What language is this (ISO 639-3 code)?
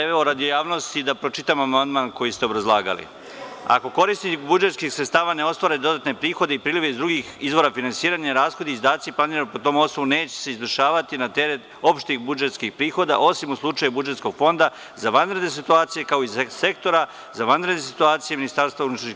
srp